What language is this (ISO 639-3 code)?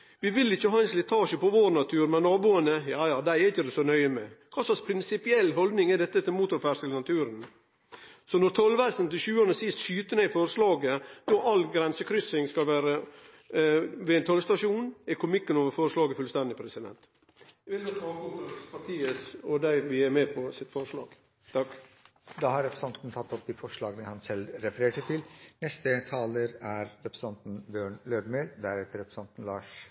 nno